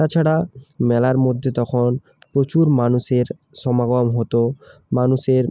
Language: Bangla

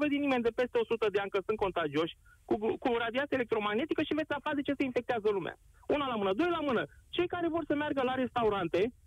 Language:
Romanian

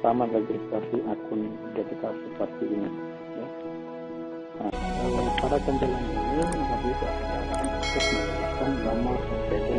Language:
Indonesian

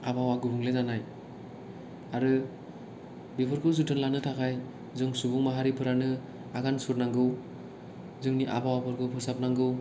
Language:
Bodo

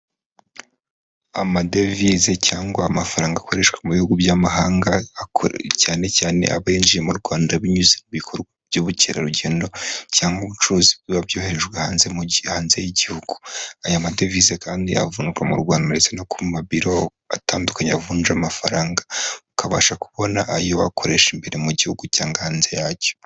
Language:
Kinyarwanda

